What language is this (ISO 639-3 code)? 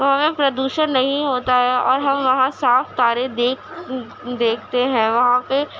urd